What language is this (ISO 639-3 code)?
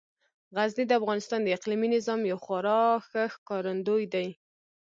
pus